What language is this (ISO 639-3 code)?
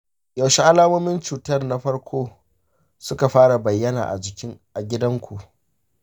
hau